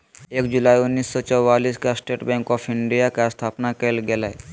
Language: Magahi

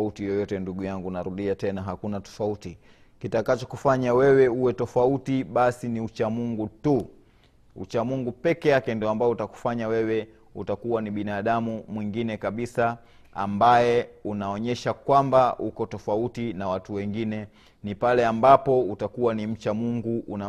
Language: Swahili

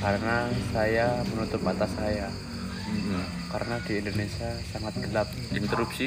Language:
Indonesian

